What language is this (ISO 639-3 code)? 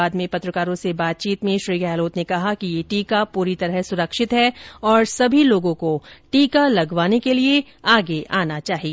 hin